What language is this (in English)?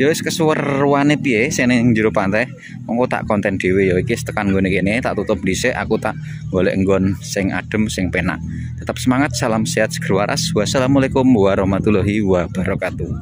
Indonesian